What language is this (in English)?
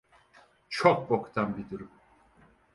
Turkish